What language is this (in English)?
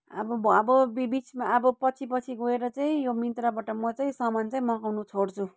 Nepali